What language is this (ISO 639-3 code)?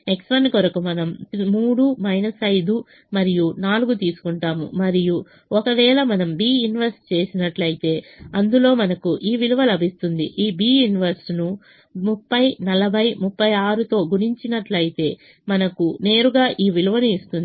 tel